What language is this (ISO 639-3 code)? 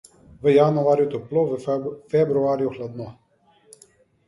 slv